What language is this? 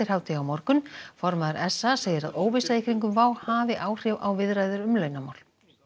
Icelandic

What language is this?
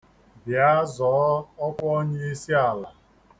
Igbo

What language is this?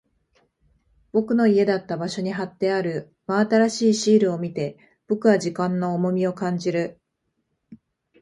Japanese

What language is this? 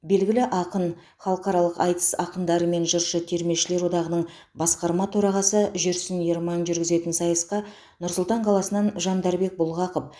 Kazakh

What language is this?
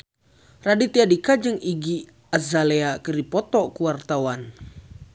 Sundanese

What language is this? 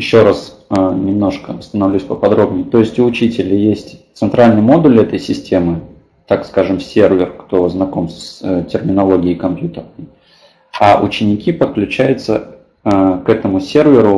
Russian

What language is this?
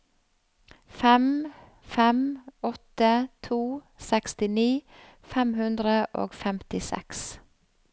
Norwegian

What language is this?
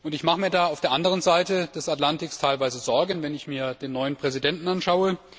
German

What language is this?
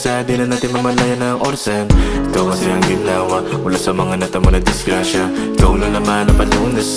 Filipino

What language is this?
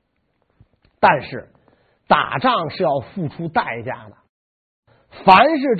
Chinese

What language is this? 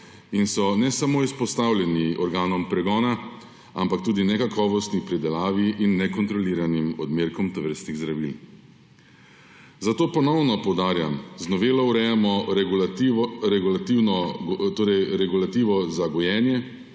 Slovenian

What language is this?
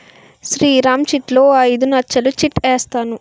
Telugu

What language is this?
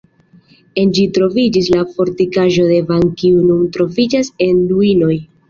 Esperanto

